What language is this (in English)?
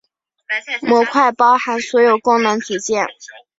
Chinese